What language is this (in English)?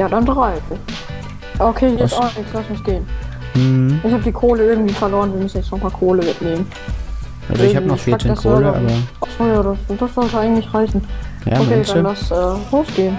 German